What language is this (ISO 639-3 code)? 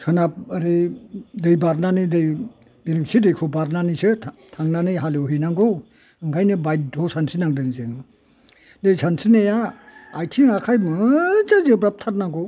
brx